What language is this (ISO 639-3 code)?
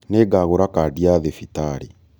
kik